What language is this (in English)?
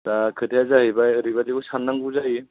Bodo